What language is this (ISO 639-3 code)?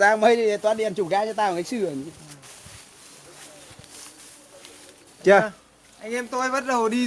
vie